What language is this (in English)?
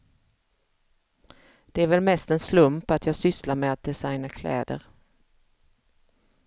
Swedish